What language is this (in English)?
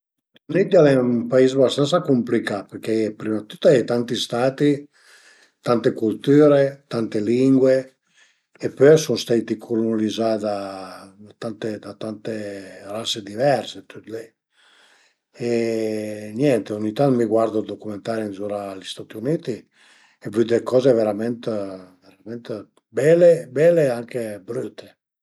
Piedmontese